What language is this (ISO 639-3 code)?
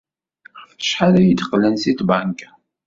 kab